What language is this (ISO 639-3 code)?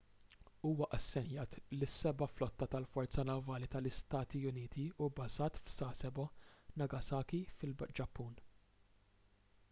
mlt